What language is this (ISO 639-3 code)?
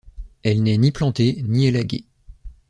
fra